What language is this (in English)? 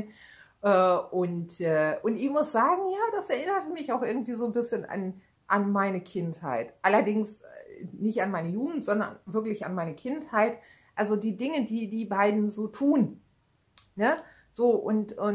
German